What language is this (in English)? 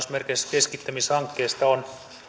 Finnish